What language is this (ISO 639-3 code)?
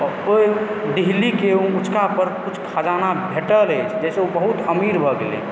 mai